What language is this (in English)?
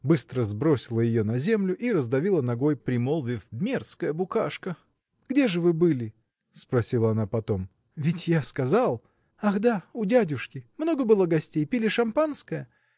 Russian